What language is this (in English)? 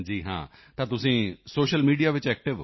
Punjabi